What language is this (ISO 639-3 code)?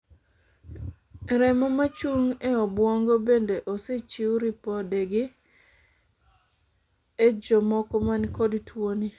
luo